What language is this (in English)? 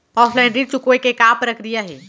Chhattisgarhi